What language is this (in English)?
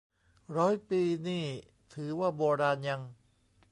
Thai